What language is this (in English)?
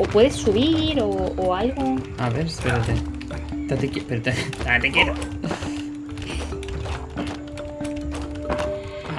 Spanish